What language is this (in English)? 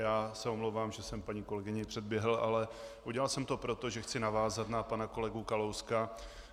Czech